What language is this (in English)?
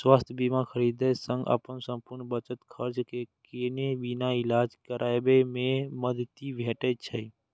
Maithili